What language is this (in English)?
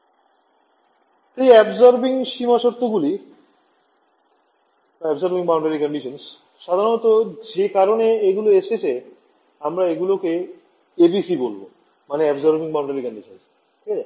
Bangla